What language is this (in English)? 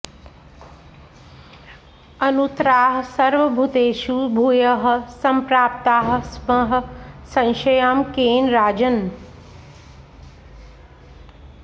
Sanskrit